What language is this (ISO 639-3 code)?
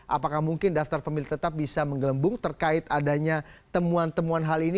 ind